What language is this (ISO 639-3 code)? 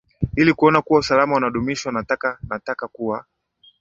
swa